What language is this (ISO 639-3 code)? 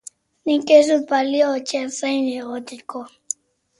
eus